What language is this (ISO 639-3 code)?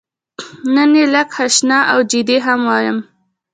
pus